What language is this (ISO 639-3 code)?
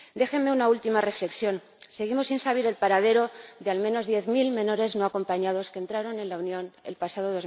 spa